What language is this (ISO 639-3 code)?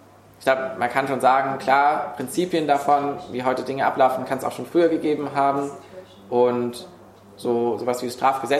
deu